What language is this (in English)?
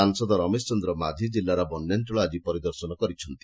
Odia